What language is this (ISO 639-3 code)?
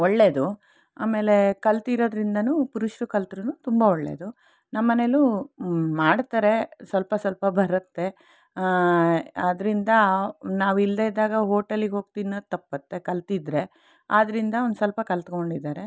kan